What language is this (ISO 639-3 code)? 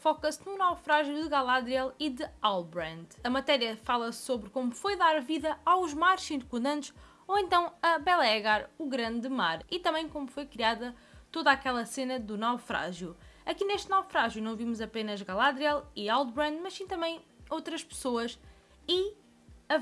por